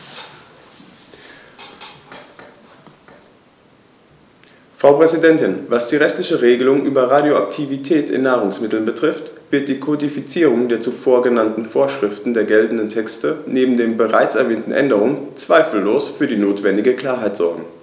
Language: German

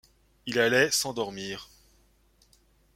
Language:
French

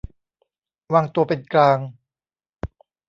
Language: Thai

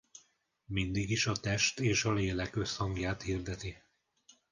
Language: Hungarian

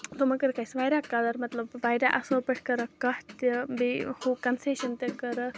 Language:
Kashmiri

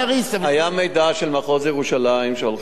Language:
Hebrew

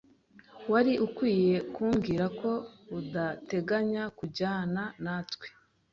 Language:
Kinyarwanda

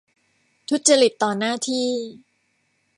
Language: Thai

